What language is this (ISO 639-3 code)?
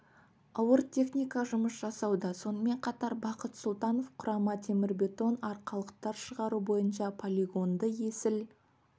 kaz